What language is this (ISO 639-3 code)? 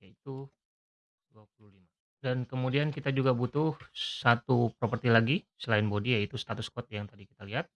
ind